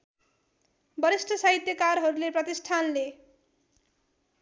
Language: Nepali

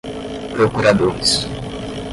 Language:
Portuguese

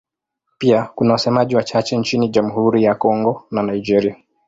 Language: Swahili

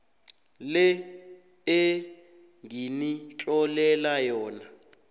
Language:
South Ndebele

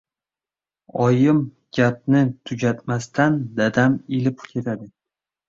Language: Uzbek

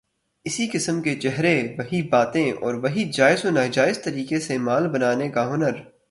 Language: Urdu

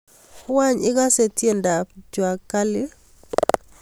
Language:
Kalenjin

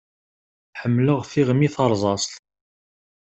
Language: Kabyle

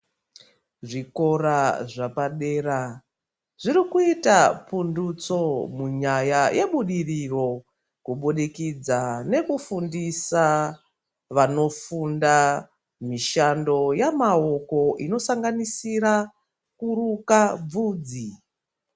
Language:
Ndau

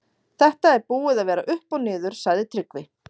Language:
Icelandic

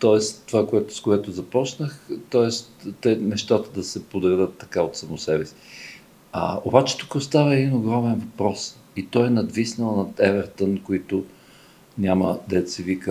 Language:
Bulgarian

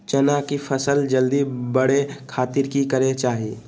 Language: Magahi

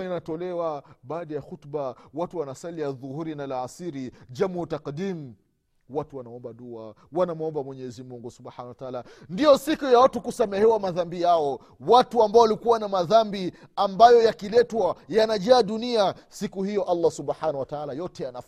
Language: Swahili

